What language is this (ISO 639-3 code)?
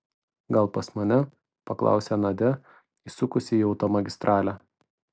lit